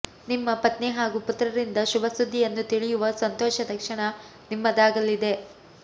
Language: Kannada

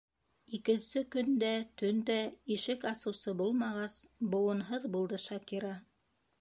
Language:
Bashkir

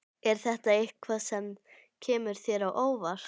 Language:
Icelandic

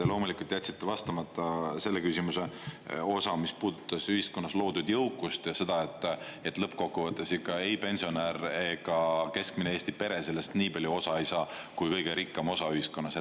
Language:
Estonian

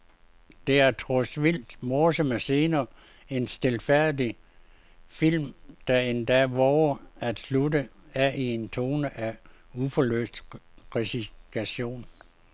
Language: Danish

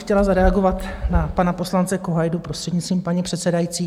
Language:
Czech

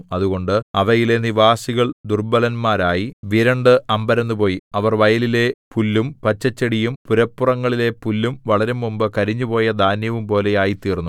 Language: Malayalam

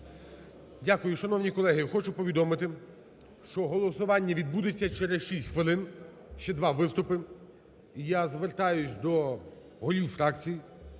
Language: Ukrainian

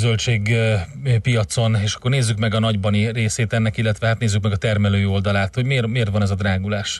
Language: Hungarian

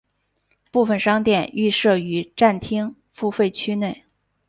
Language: Chinese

